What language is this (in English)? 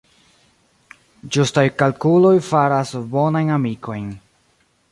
Esperanto